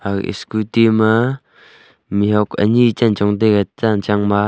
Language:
Wancho Naga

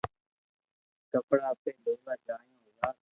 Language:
Loarki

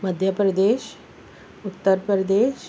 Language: Urdu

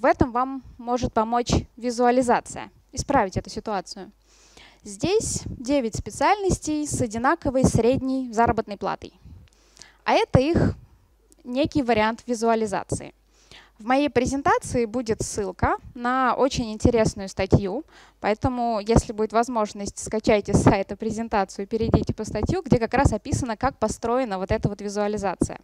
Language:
Russian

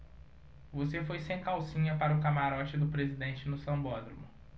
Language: Portuguese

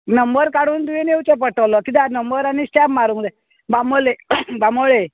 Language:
Konkani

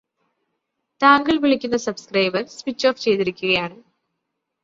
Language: Malayalam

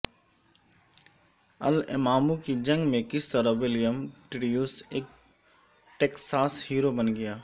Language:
Urdu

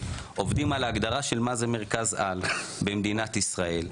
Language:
Hebrew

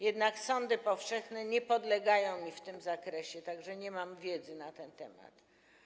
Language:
Polish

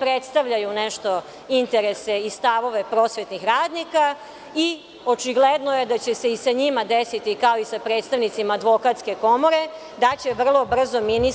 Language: Serbian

